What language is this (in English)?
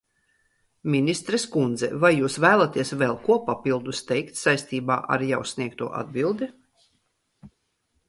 Latvian